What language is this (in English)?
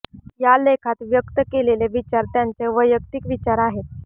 Marathi